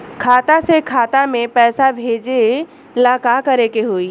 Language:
Bhojpuri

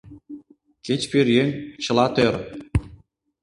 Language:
Mari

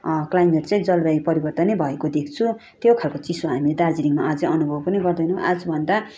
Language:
Nepali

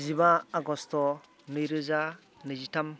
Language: Bodo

